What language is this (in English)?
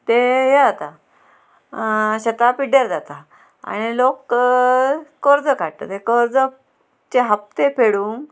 Konkani